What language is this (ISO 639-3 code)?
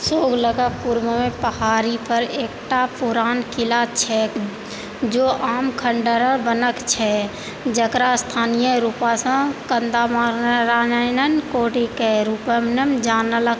mai